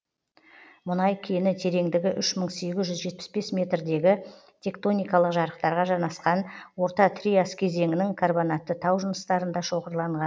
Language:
Kazakh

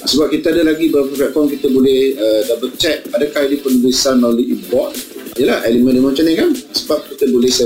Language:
Malay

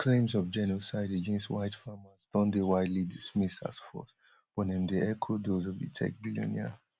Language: Nigerian Pidgin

